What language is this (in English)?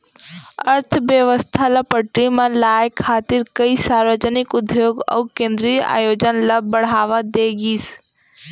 Chhattisgarhi